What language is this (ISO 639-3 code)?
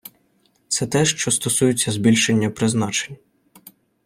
ukr